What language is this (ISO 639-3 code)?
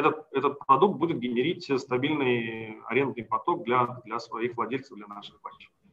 rus